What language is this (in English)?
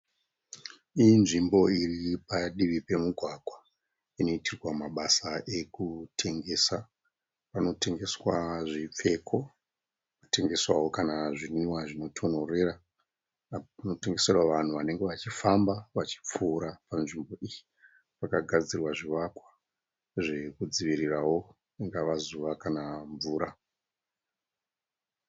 Shona